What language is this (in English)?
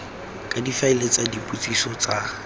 Tswana